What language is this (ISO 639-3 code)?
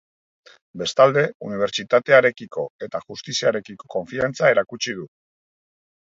eus